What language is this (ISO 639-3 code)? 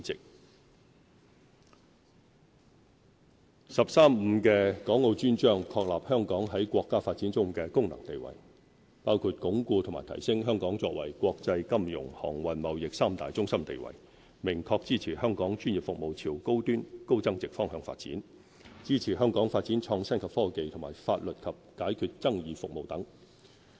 yue